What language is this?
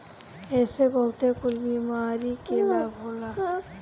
Bhojpuri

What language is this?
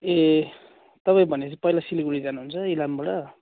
Nepali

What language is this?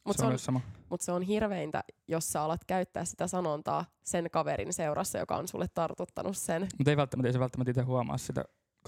Finnish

